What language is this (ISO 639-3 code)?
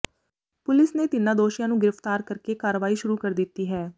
pan